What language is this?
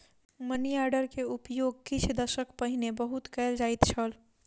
Maithili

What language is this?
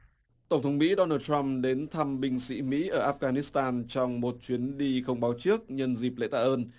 Vietnamese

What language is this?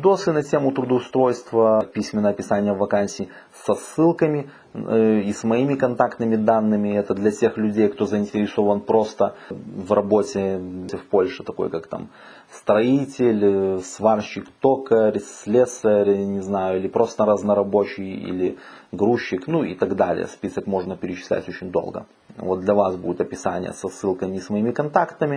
Russian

